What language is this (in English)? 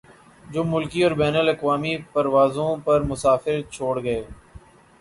Urdu